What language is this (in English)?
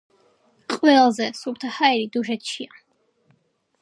Georgian